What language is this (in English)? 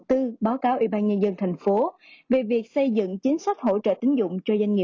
Vietnamese